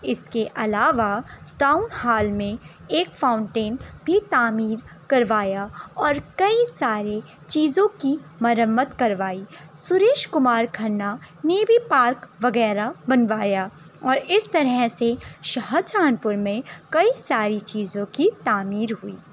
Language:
Urdu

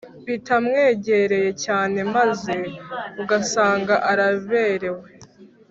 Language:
Kinyarwanda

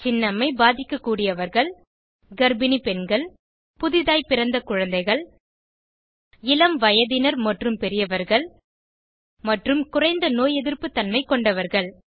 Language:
Tamil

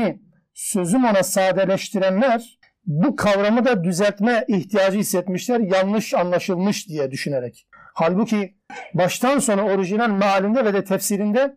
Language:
Turkish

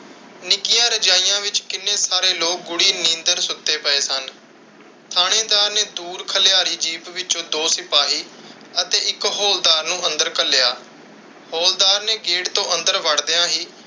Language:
Punjabi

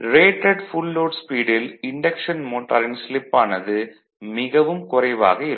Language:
Tamil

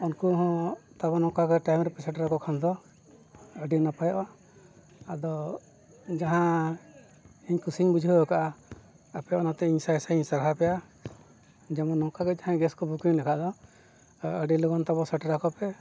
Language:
Santali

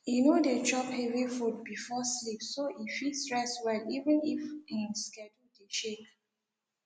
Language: Nigerian Pidgin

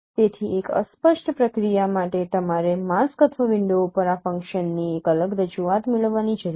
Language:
Gujarati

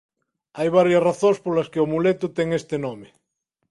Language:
Galician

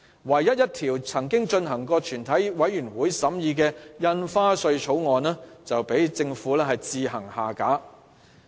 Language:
Cantonese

